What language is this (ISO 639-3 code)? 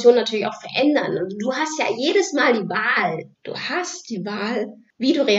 deu